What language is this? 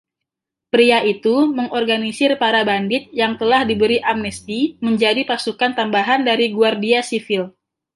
Indonesian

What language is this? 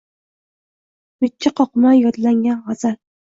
Uzbek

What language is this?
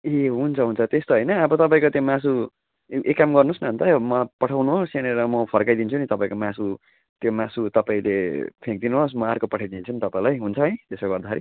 Nepali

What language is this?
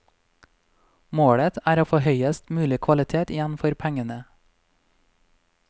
Norwegian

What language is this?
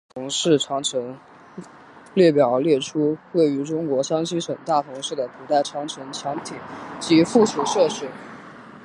Chinese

